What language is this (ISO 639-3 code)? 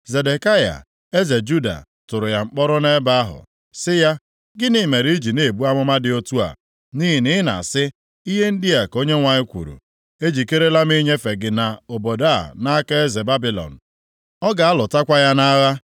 ibo